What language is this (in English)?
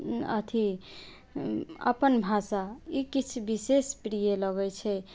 Maithili